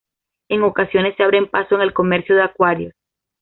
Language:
Spanish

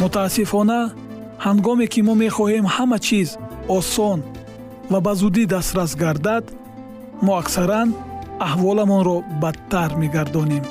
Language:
Persian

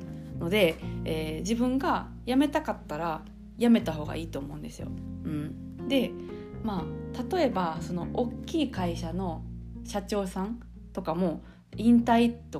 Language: Japanese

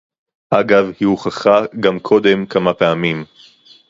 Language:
Hebrew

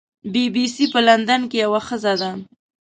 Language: Pashto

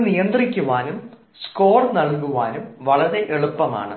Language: Malayalam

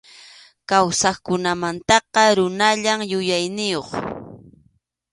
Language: Arequipa-La Unión Quechua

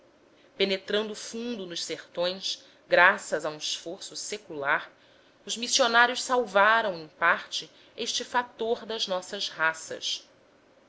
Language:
Portuguese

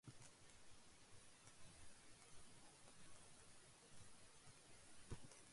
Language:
Urdu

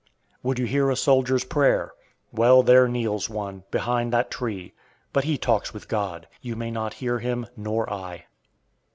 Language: English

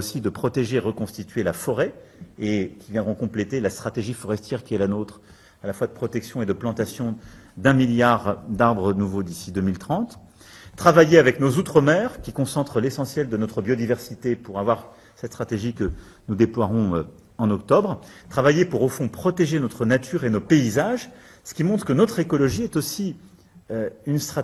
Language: French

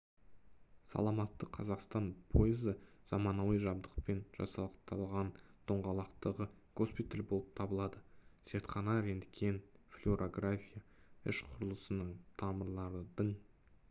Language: Kazakh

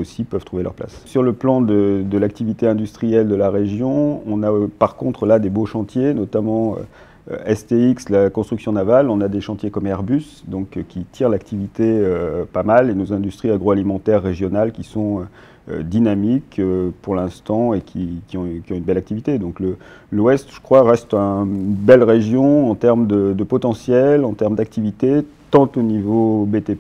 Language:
French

